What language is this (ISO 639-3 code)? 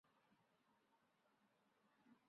zho